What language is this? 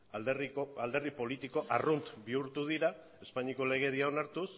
Basque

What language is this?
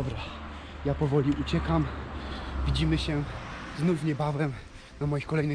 Polish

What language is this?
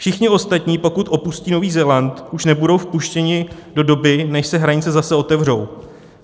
Czech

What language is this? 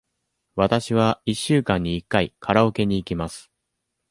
Japanese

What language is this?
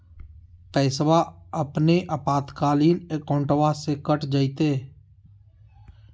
Magahi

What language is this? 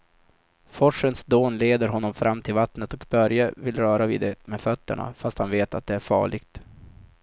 Swedish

